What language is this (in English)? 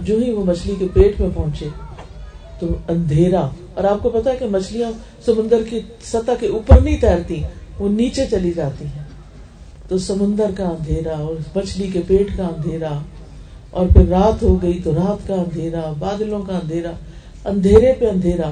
Urdu